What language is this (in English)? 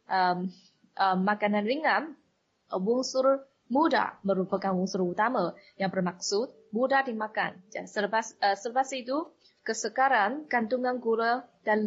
Malay